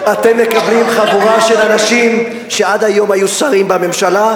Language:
Hebrew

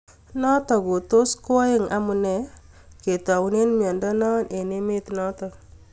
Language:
Kalenjin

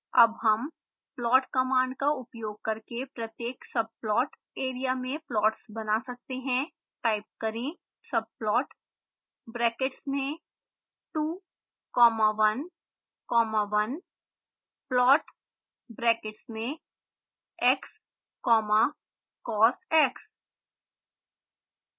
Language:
Hindi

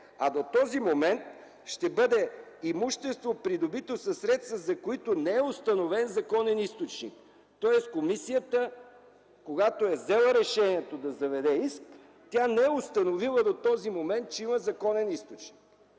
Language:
Bulgarian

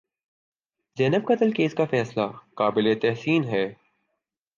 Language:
Urdu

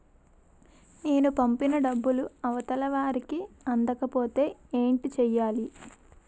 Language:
Telugu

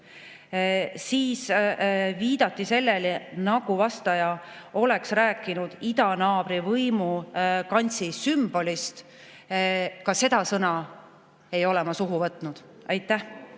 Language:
Estonian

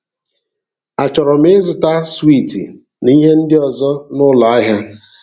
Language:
Igbo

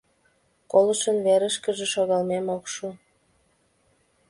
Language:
Mari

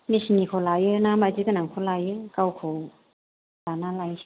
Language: Bodo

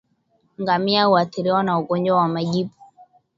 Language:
Swahili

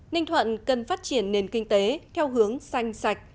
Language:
Vietnamese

